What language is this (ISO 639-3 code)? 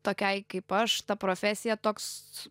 lit